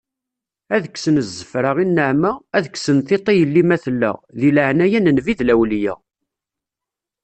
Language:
Kabyle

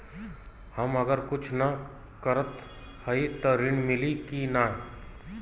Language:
Bhojpuri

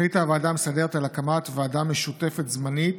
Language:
Hebrew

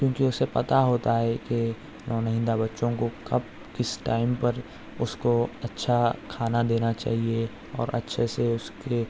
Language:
Urdu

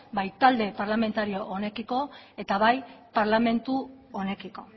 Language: Basque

